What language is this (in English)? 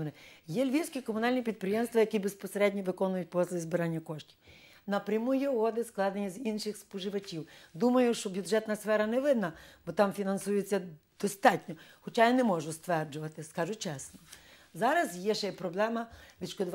Ukrainian